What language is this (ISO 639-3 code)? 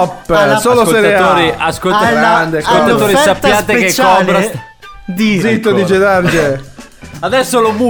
ita